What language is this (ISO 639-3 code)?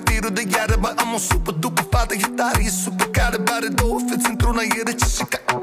ron